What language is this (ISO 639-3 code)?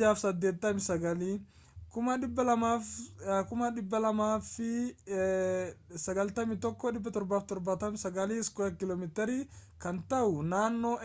orm